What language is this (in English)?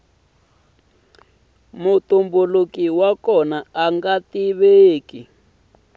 Tsonga